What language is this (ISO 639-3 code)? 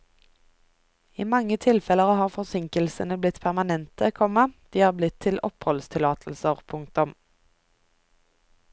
nor